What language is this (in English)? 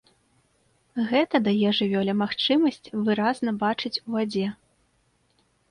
Belarusian